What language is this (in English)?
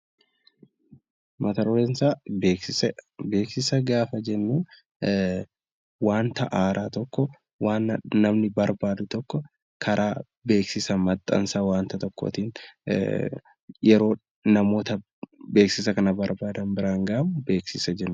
Oromo